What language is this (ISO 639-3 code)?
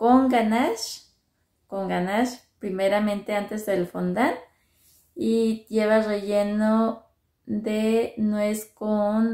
spa